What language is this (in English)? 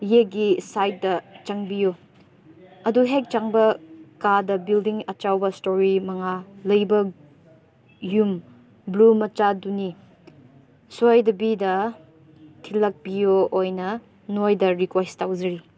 Manipuri